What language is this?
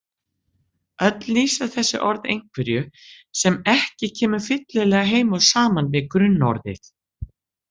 Icelandic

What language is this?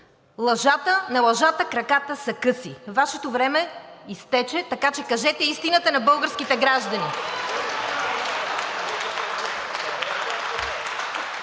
Bulgarian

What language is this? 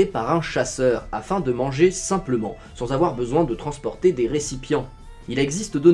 French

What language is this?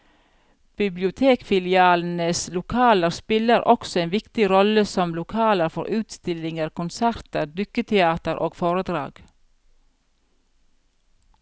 Norwegian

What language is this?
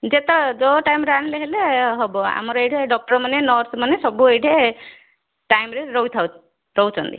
Odia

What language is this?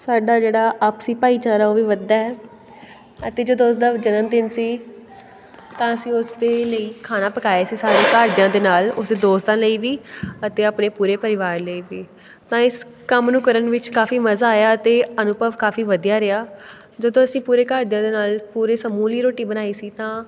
Punjabi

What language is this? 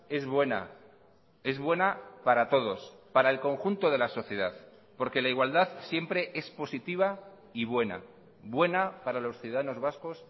Spanish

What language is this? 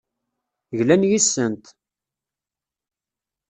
Kabyle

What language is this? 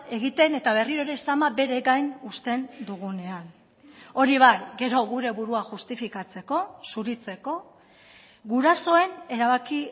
Basque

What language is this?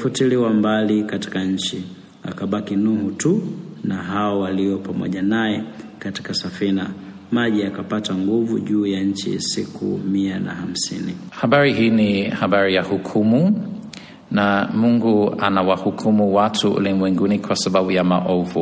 Swahili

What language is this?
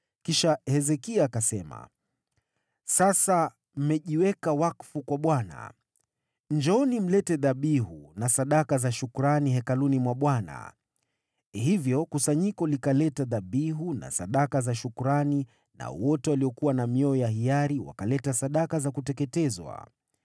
Swahili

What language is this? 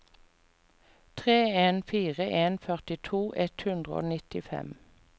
Norwegian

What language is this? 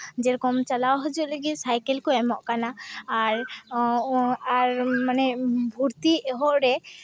Santali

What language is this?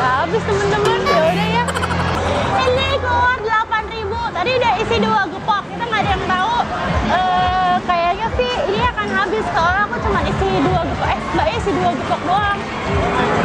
Indonesian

